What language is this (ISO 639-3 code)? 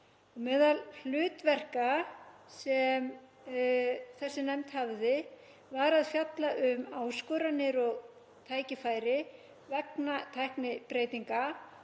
isl